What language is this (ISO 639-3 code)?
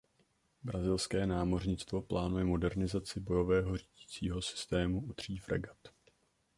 ces